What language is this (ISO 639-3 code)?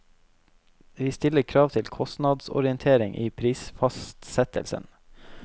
nor